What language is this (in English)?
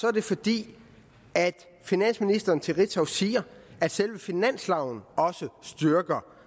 Danish